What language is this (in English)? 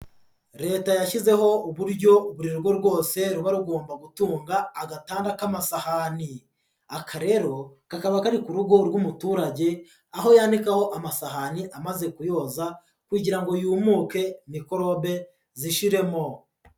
Kinyarwanda